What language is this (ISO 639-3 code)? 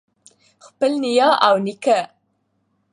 pus